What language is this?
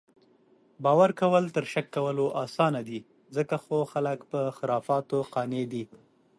Pashto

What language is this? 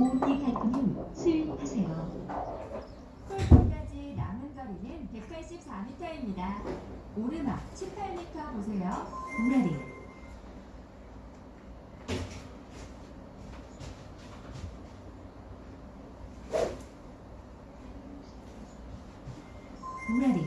Korean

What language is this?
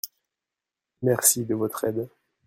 French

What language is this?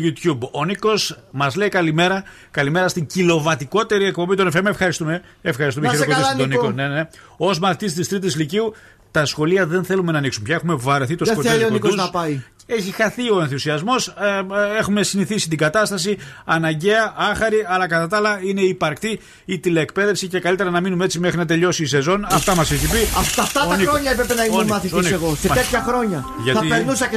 Greek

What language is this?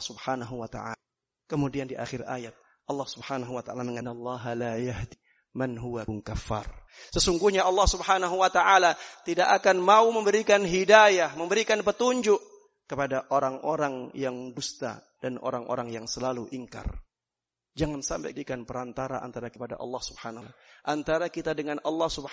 Indonesian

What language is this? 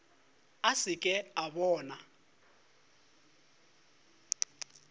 Northern Sotho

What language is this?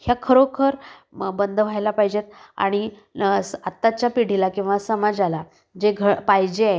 Marathi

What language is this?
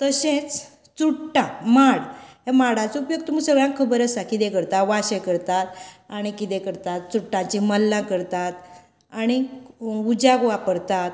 Konkani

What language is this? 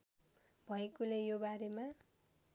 Nepali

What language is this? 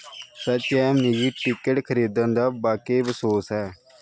Dogri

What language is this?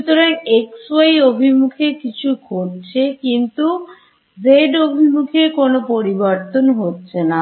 Bangla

